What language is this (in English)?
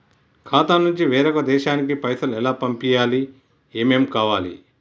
Telugu